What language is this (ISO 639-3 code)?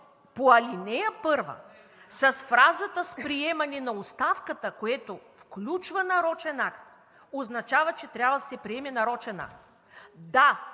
bul